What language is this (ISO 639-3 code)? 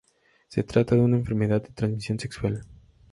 spa